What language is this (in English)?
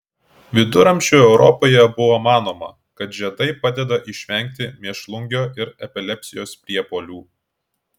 Lithuanian